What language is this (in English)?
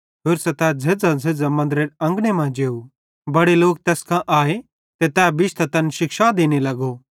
Bhadrawahi